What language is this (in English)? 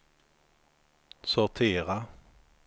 Swedish